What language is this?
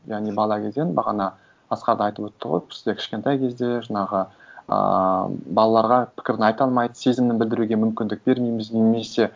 Kazakh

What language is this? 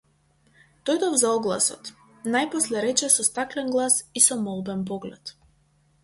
Macedonian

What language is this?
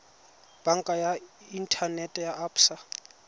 Tswana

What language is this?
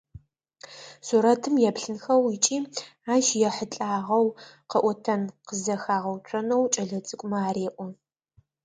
Adyghe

